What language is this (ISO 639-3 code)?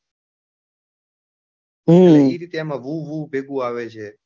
guj